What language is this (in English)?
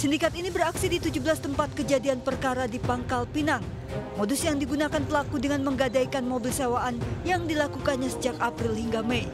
Indonesian